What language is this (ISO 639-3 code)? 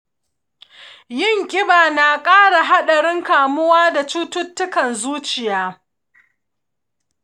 hau